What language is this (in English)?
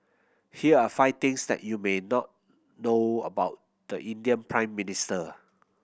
English